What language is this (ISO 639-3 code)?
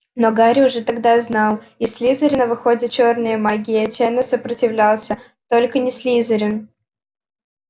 rus